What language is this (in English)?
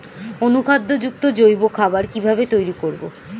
Bangla